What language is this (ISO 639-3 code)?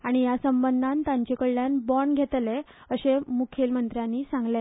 kok